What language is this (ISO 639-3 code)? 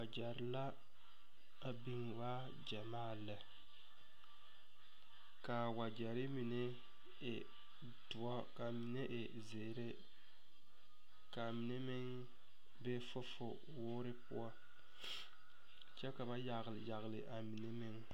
dga